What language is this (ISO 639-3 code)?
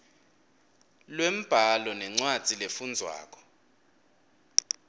ssw